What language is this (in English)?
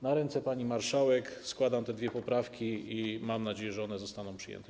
Polish